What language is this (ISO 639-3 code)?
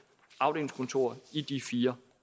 dan